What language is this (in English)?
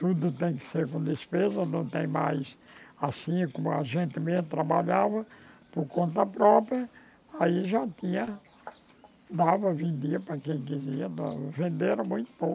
Portuguese